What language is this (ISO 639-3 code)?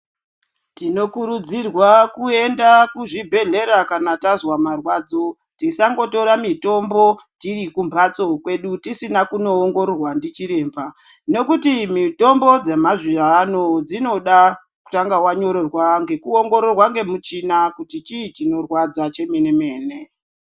ndc